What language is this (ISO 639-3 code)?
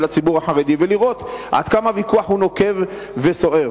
heb